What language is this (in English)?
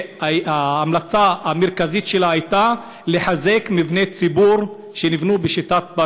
Hebrew